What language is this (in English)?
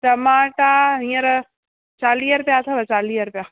Sindhi